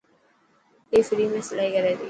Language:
Dhatki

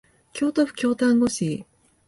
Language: Japanese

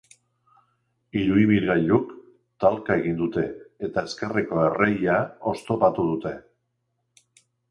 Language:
Basque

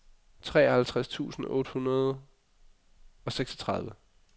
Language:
Danish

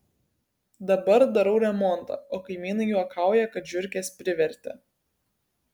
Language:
Lithuanian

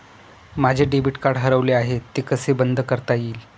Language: Marathi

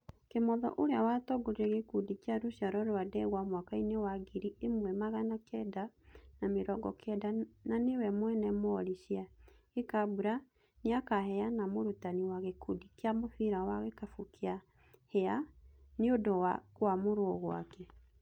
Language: Kikuyu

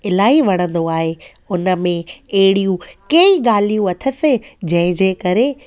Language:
Sindhi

